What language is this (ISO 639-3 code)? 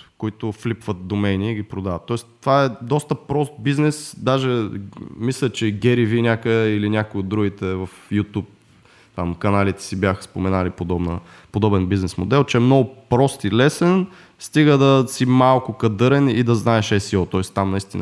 bul